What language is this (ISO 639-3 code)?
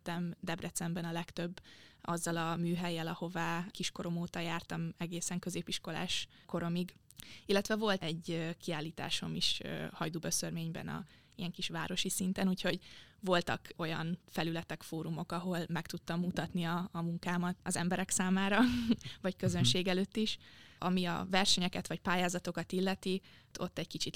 hun